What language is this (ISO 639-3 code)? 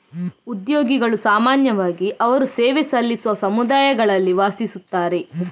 kan